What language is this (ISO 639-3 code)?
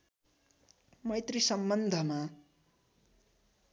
nep